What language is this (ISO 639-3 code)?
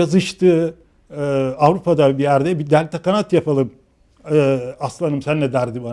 tur